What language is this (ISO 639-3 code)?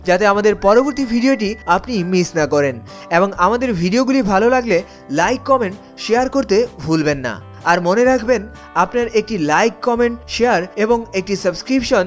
ben